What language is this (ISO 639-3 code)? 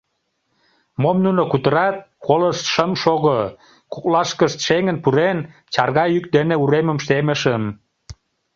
chm